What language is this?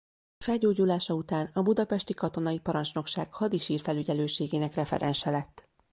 Hungarian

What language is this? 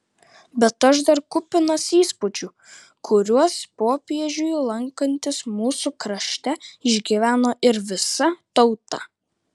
Lithuanian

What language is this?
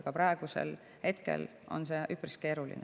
Estonian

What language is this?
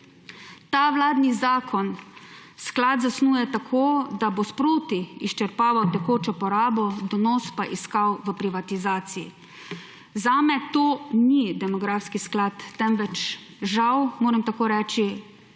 Slovenian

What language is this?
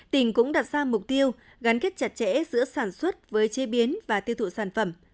Vietnamese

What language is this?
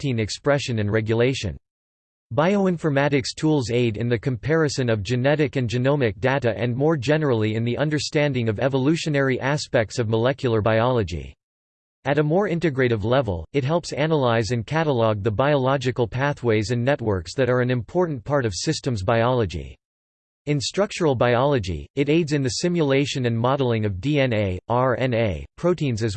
English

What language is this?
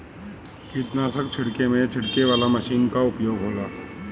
Bhojpuri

